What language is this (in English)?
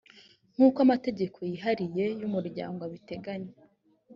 Kinyarwanda